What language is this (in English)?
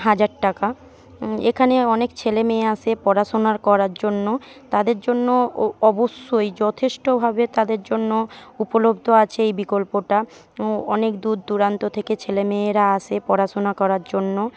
Bangla